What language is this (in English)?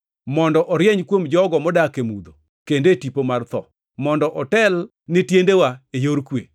Luo (Kenya and Tanzania)